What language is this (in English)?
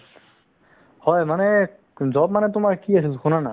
Assamese